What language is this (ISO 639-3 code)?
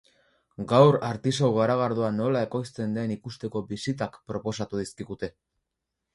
eus